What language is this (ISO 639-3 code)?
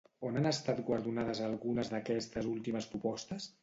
cat